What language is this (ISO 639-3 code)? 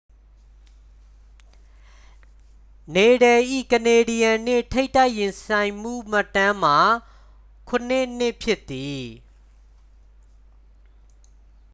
mya